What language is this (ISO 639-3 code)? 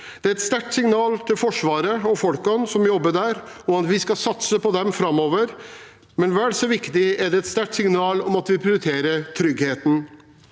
nor